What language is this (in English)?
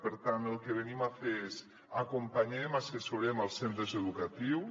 Catalan